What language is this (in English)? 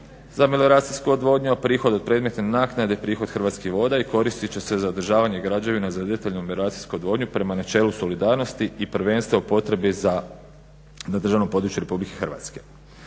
Croatian